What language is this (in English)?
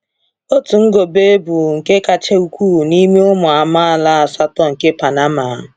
Igbo